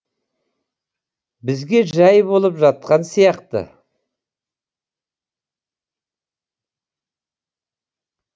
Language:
Kazakh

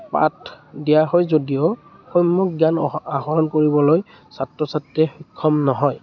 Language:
Assamese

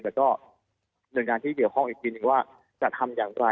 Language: Thai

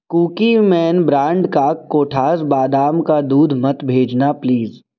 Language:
Urdu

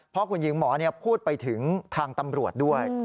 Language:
Thai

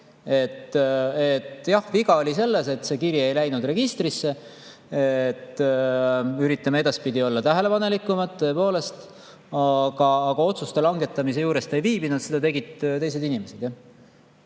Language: Estonian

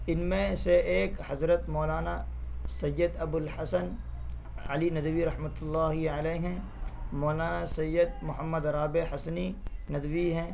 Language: Urdu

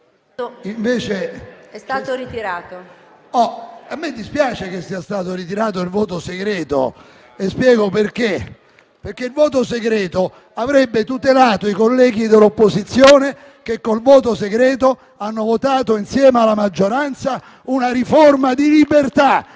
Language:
Italian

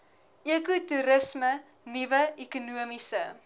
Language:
Afrikaans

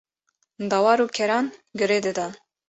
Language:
Kurdish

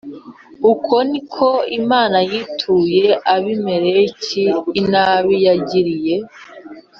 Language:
Kinyarwanda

